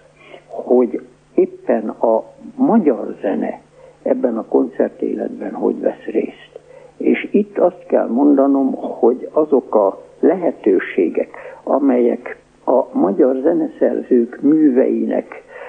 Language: Hungarian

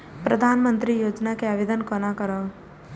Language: Maithili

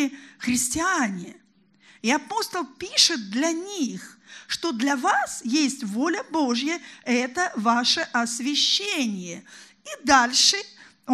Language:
Russian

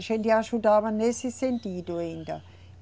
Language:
Portuguese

